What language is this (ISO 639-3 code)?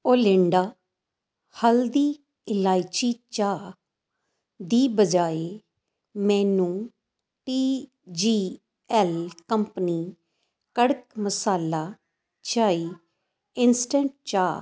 pan